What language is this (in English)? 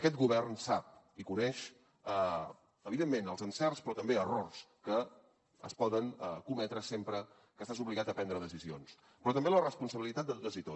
Catalan